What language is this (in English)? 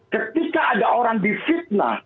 Indonesian